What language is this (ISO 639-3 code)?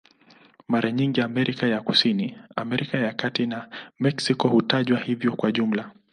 swa